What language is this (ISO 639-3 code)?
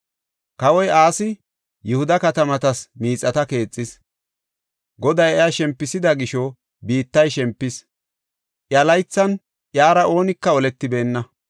gof